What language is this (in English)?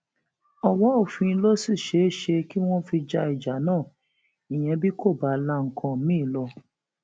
Yoruba